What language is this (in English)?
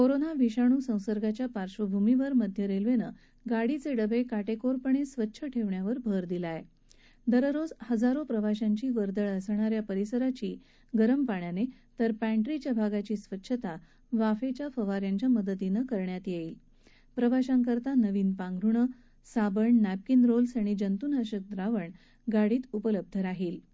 Marathi